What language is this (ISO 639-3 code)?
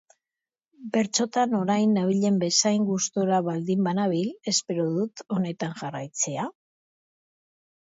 eus